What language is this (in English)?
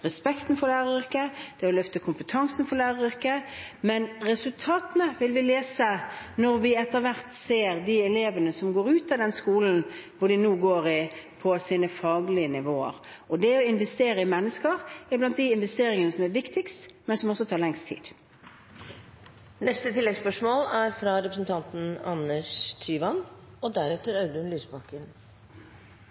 Norwegian